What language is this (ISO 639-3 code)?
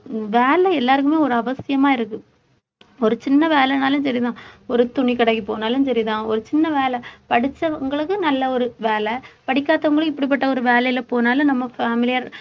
tam